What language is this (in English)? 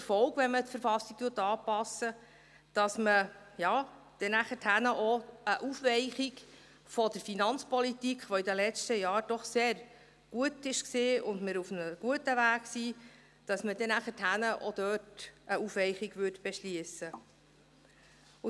Swiss German